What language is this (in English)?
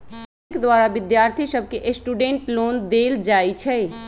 Magahi